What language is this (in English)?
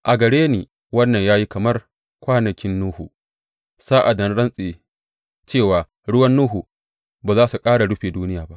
Hausa